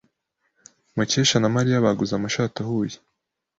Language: Kinyarwanda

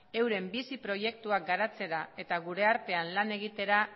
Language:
Basque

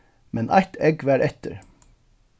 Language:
Faroese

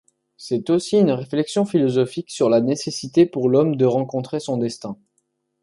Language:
French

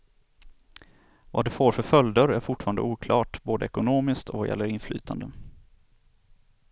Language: Swedish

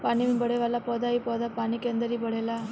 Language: Bhojpuri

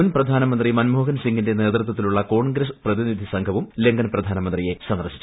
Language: Malayalam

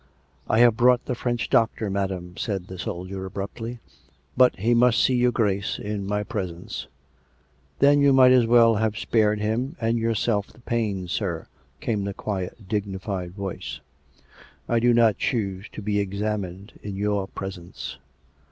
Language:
English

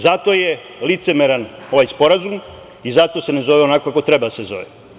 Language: Serbian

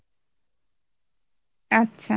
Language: Bangla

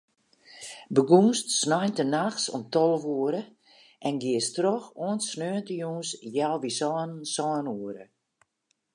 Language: Western Frisian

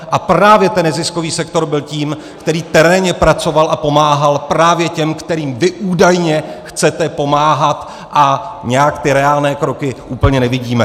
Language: Czech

